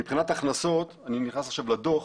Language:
Hebrew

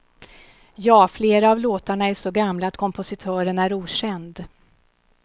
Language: Swedish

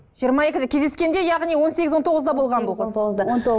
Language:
Kazakh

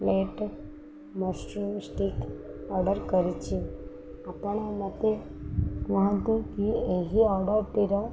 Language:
Odia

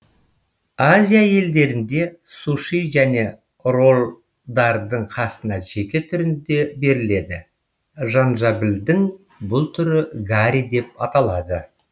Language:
Kazakh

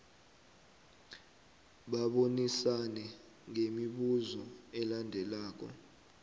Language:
South Ndebele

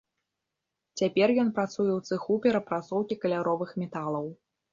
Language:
Belarusian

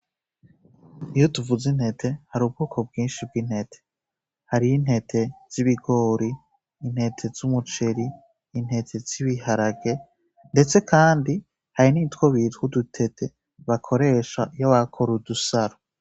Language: Rundi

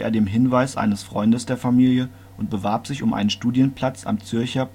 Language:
German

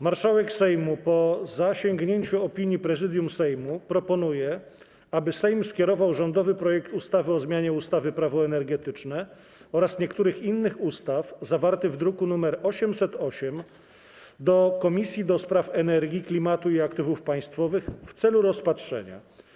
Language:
Polish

